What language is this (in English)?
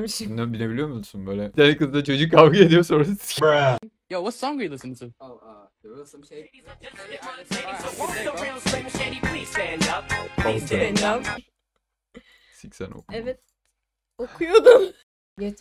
Turkish